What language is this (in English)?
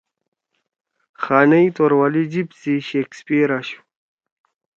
Torwali